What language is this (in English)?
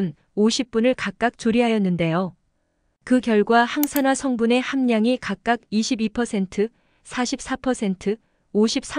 Korean